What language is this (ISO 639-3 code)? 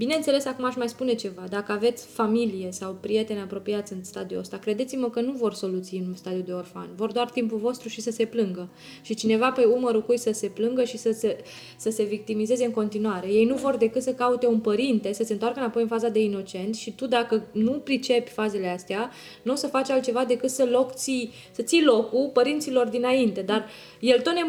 ron